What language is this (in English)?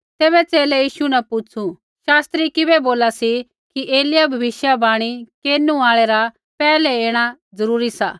Kullu Pahari